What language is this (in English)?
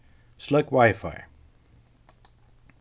Faroese